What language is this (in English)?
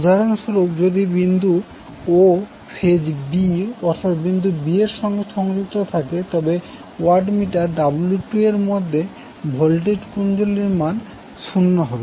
Bangla